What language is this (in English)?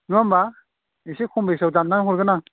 Bodo